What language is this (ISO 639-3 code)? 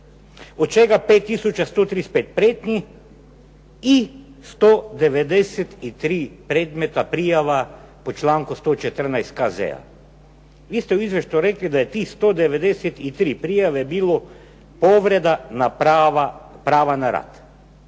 hrv